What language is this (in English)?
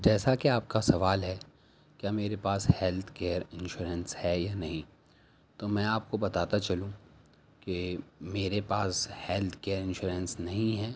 Urdu